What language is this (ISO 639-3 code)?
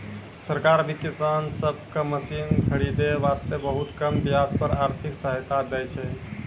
mai